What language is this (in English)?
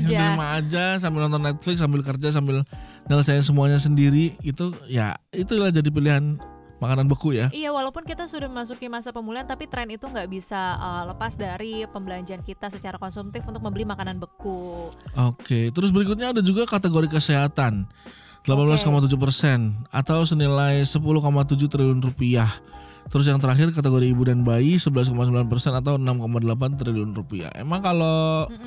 Indonesian